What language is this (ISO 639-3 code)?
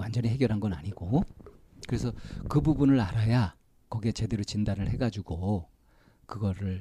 kor